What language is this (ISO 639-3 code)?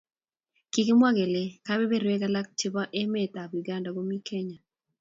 kln